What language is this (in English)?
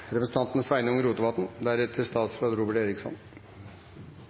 Norwegian Bokmål